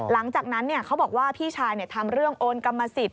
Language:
Thai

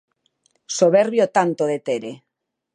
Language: Galician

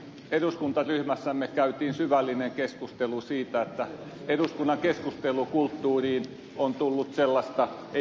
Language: Finnish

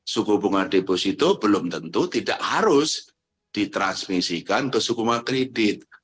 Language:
Indonesian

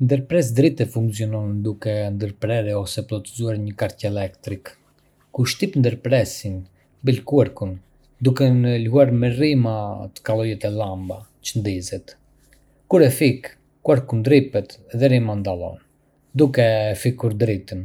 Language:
Arbëreshë Albanian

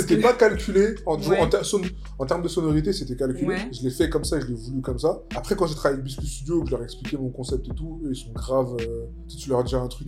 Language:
French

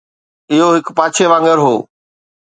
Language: Sindhi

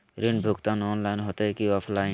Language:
Magahi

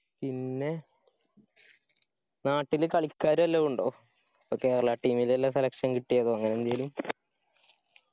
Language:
Malayalam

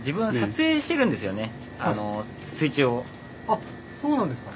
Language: Japanese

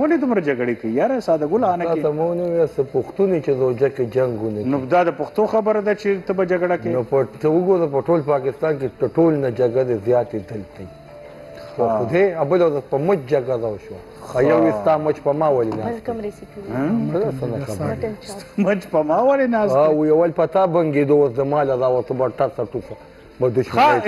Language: Romanian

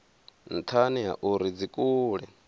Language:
Venda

